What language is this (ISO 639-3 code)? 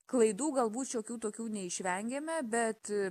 lit